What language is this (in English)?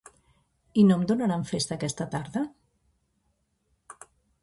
Catalan